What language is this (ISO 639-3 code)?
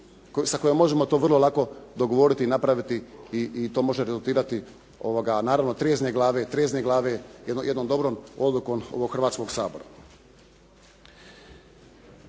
hrv